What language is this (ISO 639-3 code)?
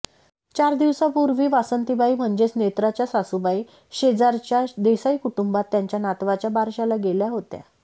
mar